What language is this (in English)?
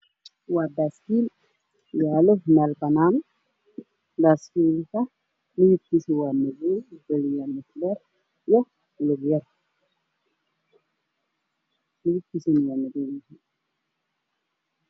Somali